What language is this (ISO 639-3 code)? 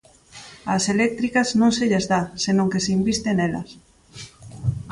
glg